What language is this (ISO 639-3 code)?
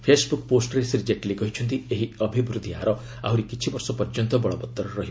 ori